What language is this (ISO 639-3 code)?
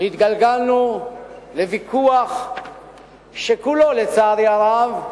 heb